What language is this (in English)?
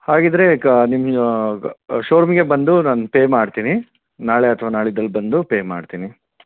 Kannada